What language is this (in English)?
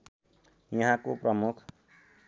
Nepali